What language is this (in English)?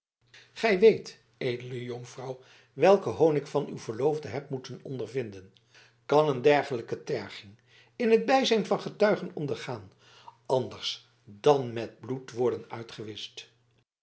Dutch